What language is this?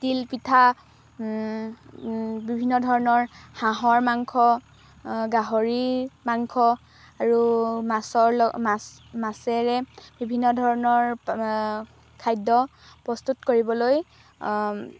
Assamese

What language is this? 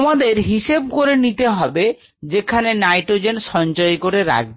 Bangla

